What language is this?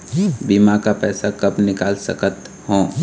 Chhattisgarhi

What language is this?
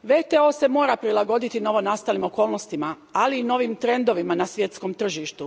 Croatian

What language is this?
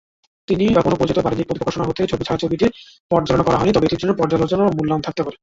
Bangla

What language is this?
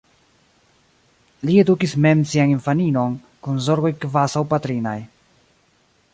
Esperanto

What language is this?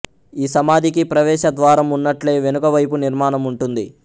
Telugu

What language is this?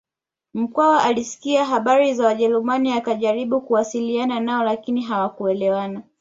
Swahili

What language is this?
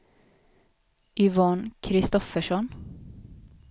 Swedish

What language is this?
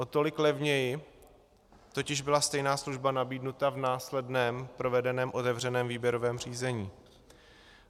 Czech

